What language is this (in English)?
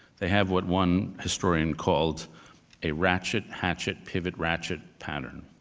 English